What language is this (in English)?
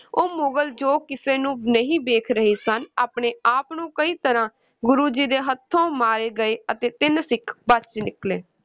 Punjabi